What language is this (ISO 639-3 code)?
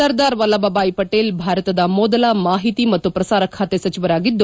kan